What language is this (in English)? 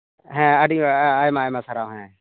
Santali